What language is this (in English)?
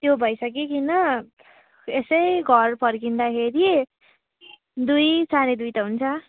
Nepali